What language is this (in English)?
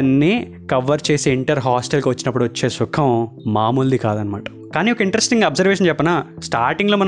Telugu